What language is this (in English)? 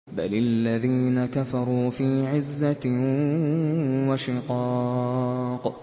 Arabic